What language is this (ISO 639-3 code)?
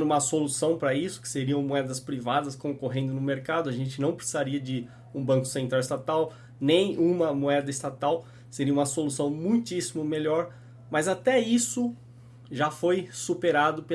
por